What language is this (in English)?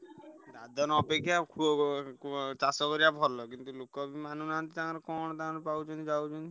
Odia